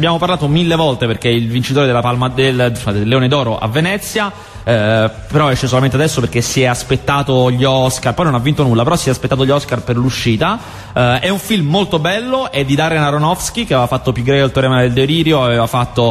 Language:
Italian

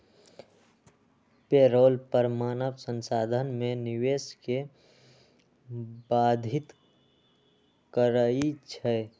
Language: Magahi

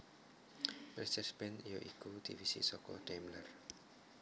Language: Javanese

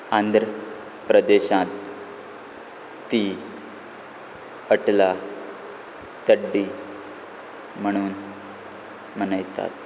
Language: Konkani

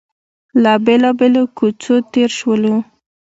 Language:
Pashto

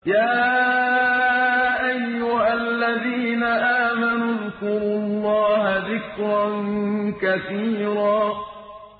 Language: Arabic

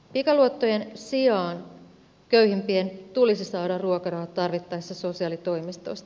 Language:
Finnish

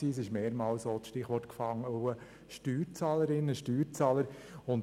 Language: Swiss German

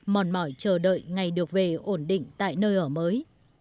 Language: Vietnamese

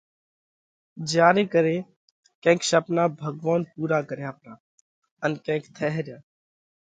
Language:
Parkari Koli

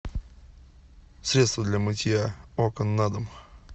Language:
Russian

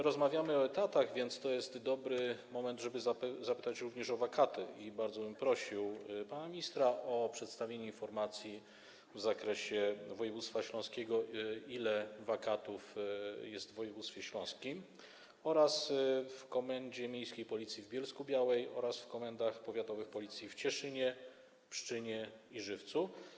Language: Polish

